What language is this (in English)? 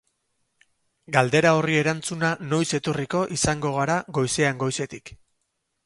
Basque